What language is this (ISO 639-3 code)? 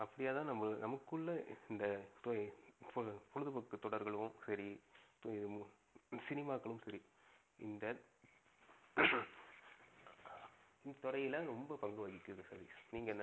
tam